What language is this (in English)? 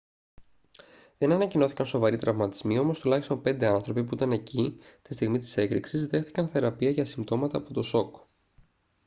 Greek